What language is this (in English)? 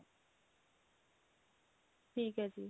Punjabi